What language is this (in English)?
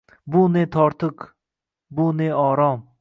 Uzbek